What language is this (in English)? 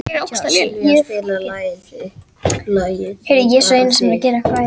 Icelandic